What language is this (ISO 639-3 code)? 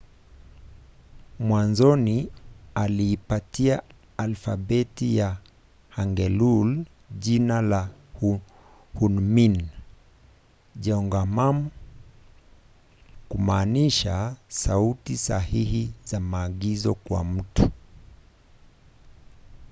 swa